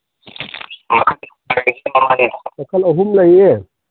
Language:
Manipuri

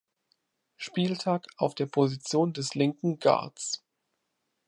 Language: German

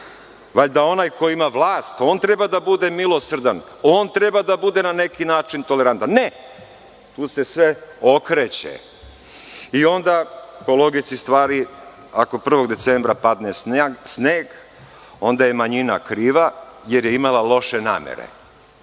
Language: Serbian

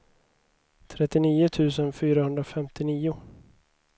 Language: Swedish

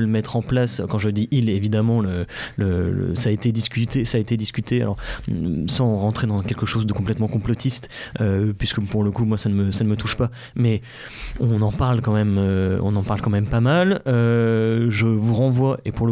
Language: French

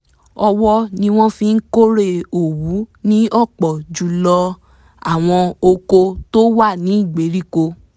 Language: Yoruba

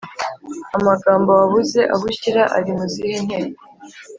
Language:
Kinyarwanda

